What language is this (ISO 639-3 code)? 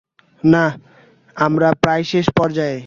ben